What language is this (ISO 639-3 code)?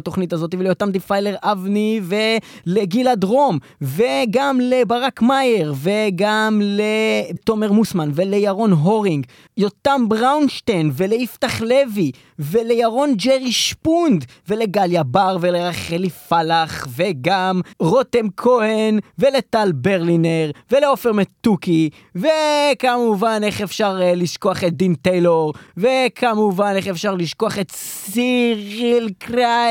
heb